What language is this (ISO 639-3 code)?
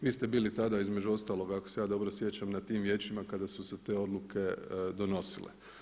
hrv